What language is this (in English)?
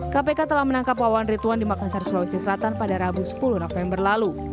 Indonesian